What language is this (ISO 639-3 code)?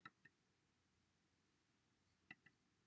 cym